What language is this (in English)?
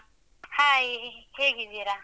Kannada